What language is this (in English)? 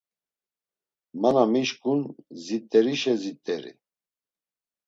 Laz